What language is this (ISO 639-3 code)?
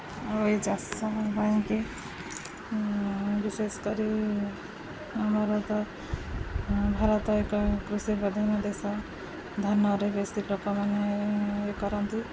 ori